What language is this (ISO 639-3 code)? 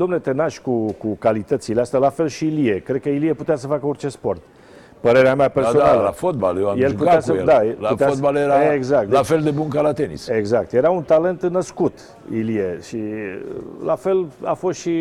ron